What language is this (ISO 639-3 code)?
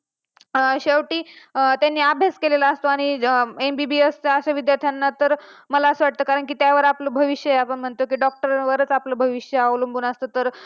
mar